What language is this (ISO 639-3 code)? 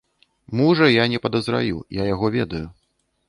bel